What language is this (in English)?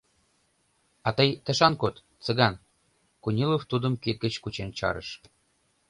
Mari